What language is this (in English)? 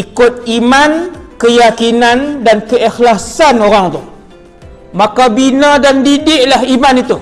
Malay